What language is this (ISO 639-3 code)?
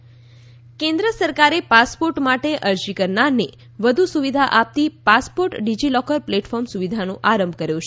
guj